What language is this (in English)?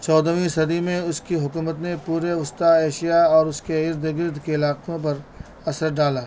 Urdu